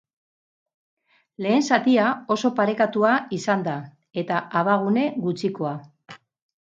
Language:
Basque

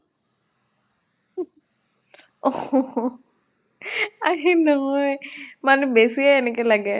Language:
Assamese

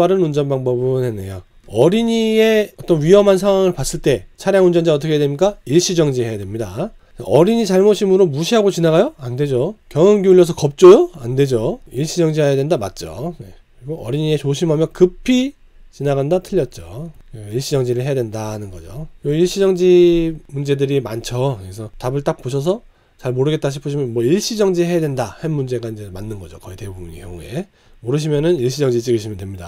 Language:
Korean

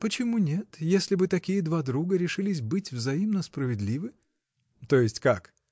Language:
Russian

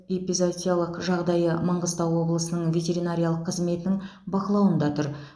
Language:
Kazakh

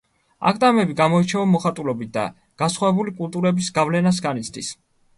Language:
Georgian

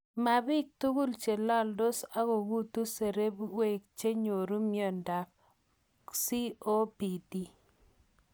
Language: Kalenjin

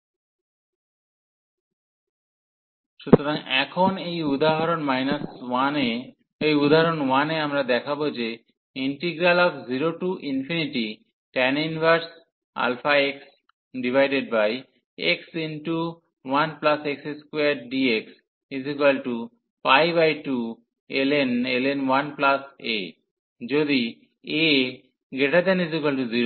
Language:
Bangla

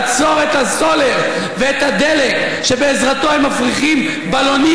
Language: Hebrew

